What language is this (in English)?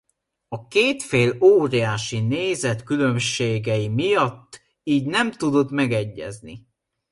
Hungarian